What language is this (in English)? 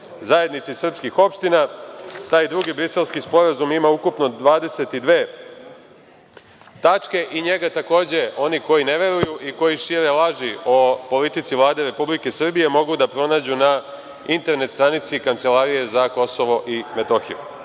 Serbian